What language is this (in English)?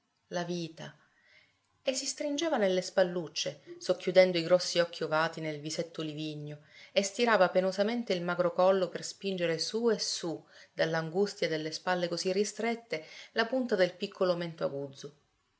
Italian